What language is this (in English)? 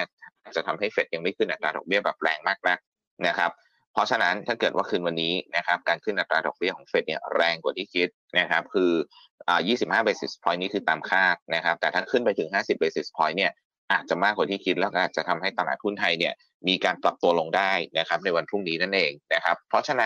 Thai